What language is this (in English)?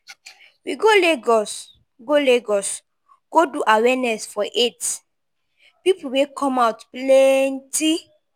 Nigerian Pidgin